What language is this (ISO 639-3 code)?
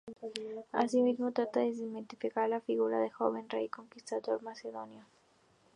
spa